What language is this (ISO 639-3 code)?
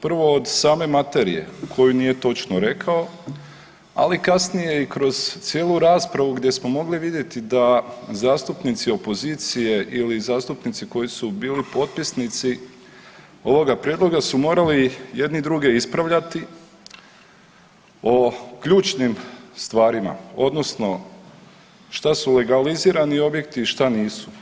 hrv